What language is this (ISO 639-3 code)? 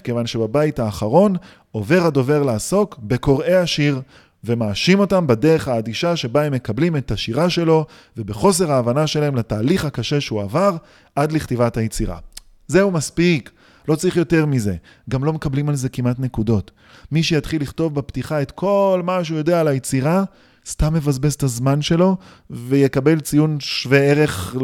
heb